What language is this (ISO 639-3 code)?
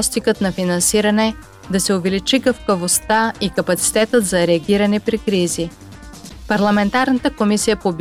bul